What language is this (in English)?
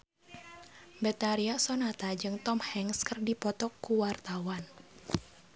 Sundanese